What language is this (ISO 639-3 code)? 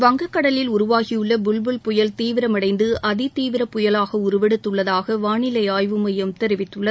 tam